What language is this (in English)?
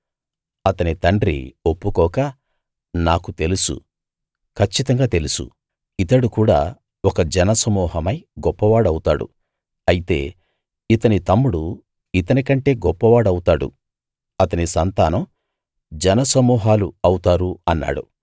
Telugu